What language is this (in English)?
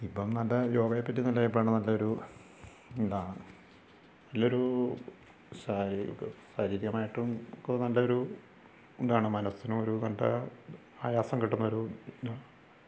Malayalam